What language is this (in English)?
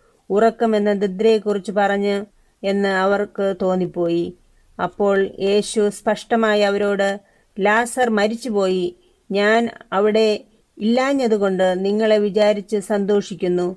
Malayalam